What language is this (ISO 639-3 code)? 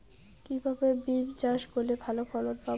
ben